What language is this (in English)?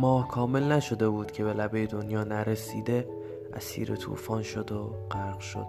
Persian